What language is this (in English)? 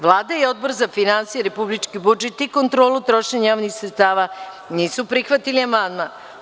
Serbian